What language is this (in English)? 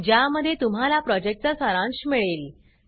Marathi